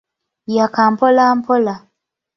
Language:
Ganda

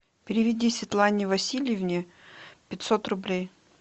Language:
Russian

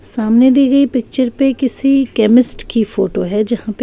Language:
Hindi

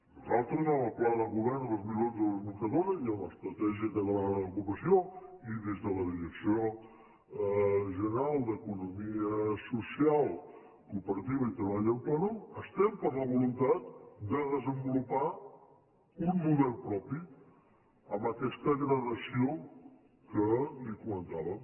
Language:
Catalan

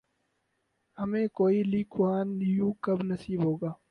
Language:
Urdu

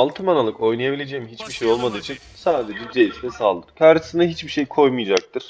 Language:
Turkish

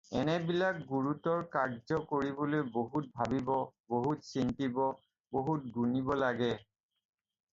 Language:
Assamese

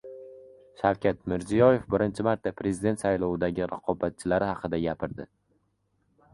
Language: Uzbek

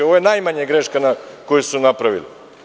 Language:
Serbian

